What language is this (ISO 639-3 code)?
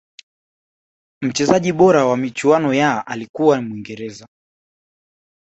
swa